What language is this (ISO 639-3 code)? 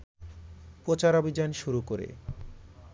ben